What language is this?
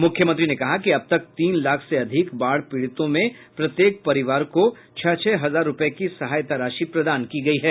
Hindi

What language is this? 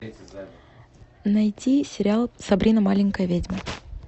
Russian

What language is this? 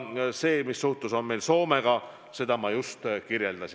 Estonian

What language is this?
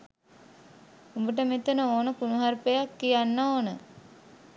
Sinhala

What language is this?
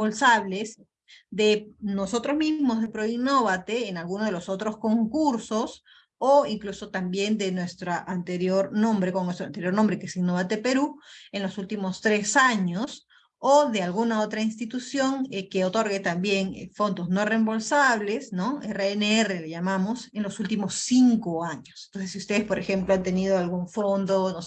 Spanish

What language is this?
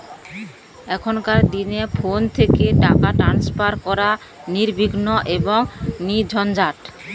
Bangla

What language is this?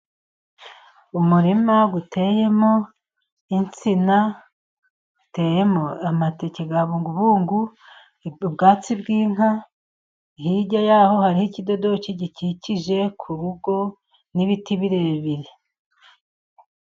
Kinyarwanda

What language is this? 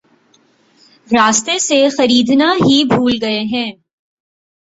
Urdu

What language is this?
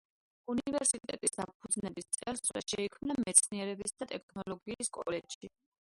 Georgian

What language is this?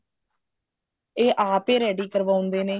Punjabi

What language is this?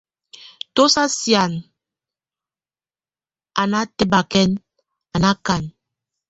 Tunen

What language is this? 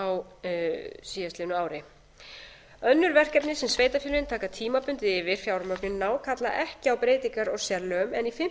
Icelandic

